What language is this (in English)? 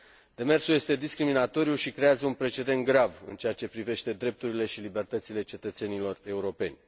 Romanian